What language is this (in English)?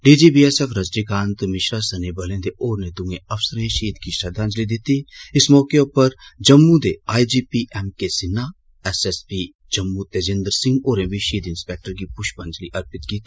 Dogri